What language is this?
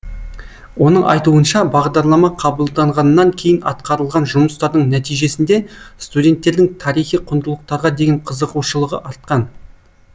Kazakh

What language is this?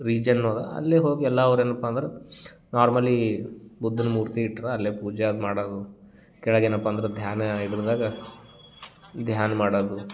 Kannada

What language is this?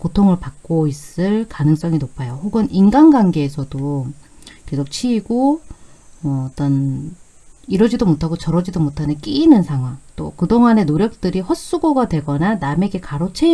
Korean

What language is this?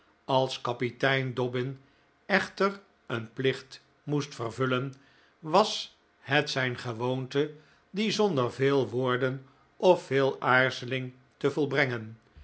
Dutch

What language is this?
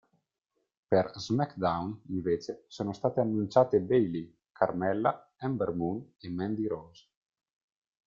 Italian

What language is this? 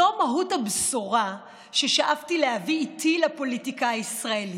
Hebrew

